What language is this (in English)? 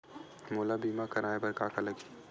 Chhattisgarhi